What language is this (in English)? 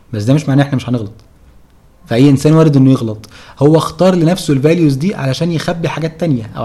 Arabic